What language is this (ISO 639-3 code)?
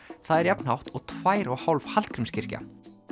isl